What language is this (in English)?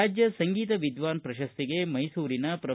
Kannada